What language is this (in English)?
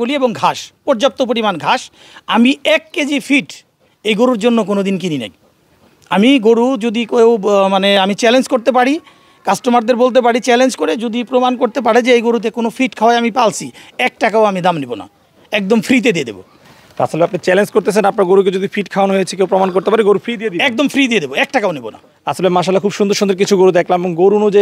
Bangla